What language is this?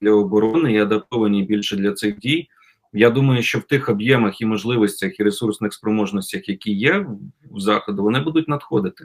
Ukrainian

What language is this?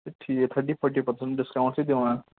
Kashmiri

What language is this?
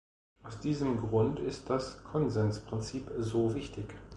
German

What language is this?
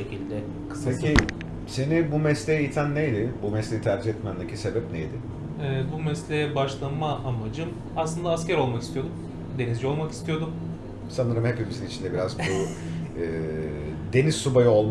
Turkish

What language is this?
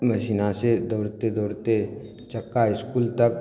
Maithili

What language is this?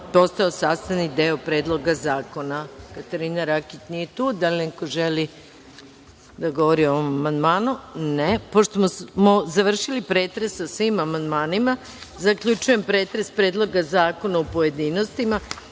Serbian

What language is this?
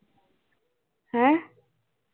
Punjabi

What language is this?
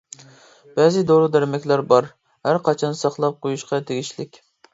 Uyghur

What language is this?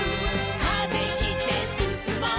Japanese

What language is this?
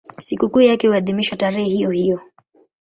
Swahili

